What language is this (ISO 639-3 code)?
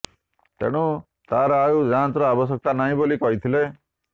ori